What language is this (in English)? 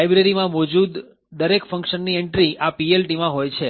Gujarati